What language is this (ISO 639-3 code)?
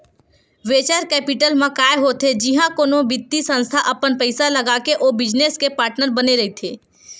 hne